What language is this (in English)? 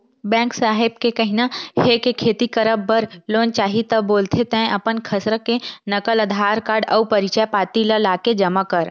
Chhattisgarhi